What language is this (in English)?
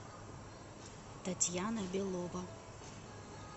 Russian